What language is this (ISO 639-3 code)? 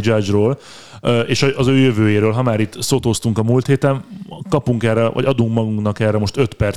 hun